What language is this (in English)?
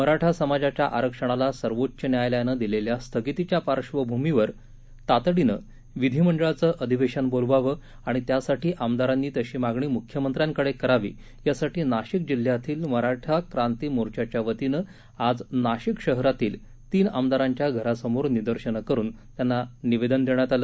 Marathi